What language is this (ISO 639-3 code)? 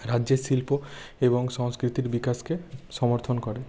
ben